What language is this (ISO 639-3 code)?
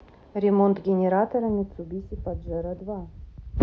rus